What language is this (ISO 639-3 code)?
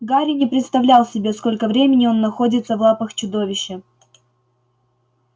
rus